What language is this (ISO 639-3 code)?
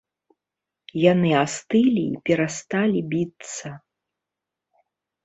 bel